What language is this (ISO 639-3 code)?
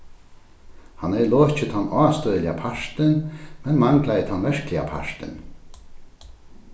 fao